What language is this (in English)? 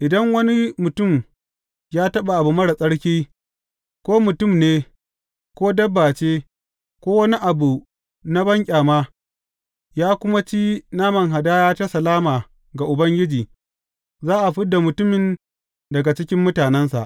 Hausa